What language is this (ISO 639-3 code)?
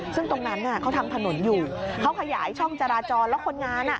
tha